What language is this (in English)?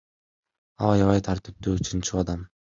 Kyrgyz